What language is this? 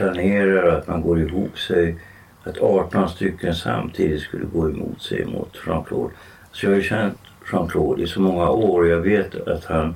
Swedish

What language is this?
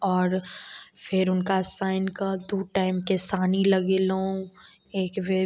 Maithili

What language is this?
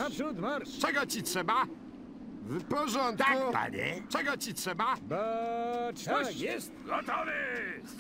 Polish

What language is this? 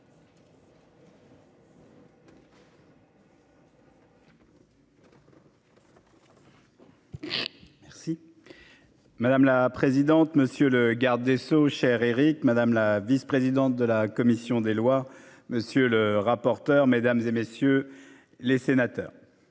French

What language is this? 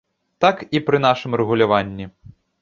Belarusian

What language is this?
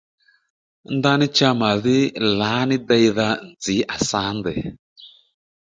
Lendu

